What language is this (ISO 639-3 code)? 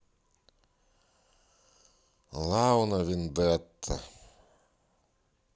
rus